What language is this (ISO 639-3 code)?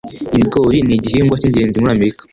kin